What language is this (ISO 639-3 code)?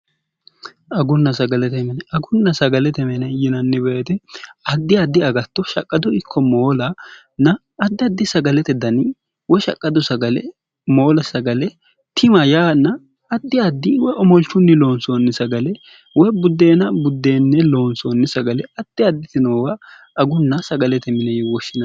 sid